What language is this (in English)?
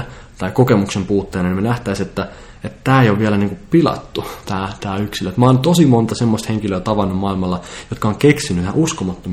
Finnish